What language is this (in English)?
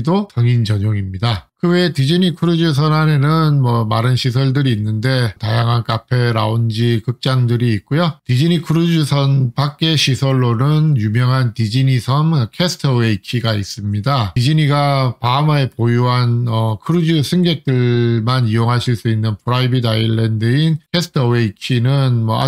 Korean